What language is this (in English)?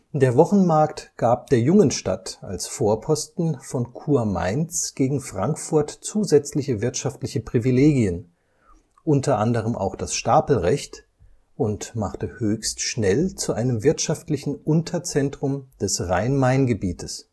German